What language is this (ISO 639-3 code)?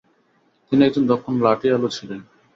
ben